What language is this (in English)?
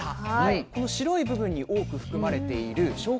Japanese